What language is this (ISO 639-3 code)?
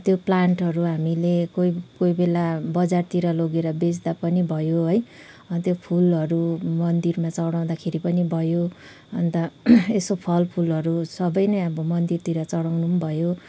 nep